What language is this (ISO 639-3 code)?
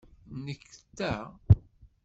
kab